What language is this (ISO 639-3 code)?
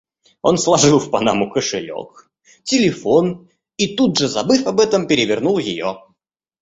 rus